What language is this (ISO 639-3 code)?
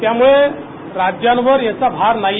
mar